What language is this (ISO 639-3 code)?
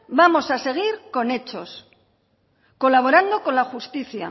spa